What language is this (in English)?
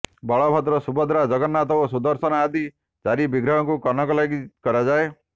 Odia